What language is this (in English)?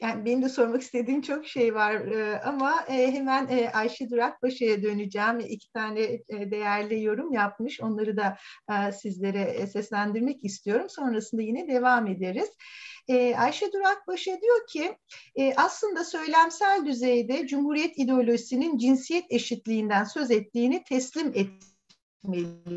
Turkish